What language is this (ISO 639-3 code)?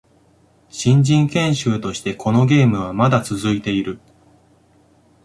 jpn